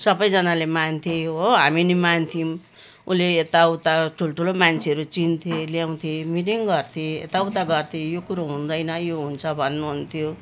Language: Nepali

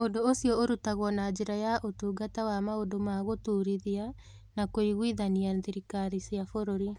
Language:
Kikuyu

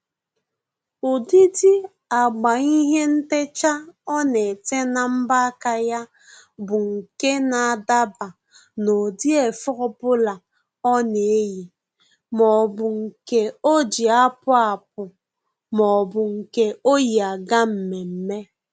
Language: Igbo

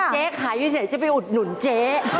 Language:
Thai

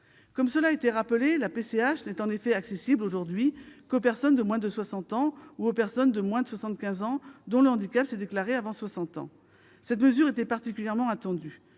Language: French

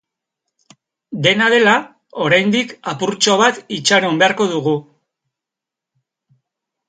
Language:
Basque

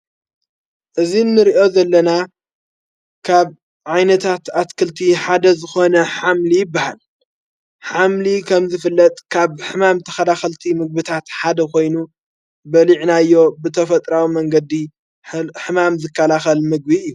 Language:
Tigrinya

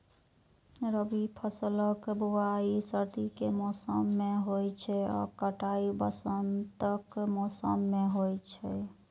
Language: Maithili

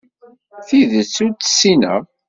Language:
Kabyle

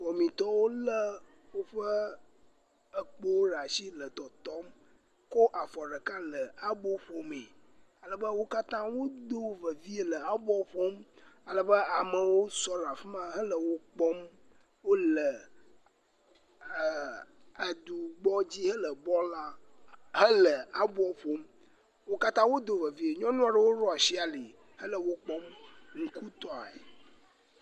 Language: Ewe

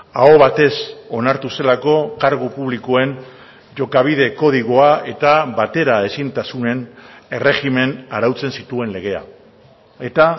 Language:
Basque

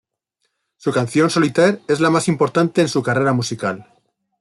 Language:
Spanish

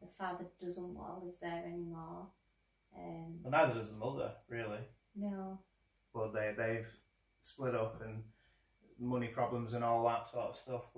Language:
English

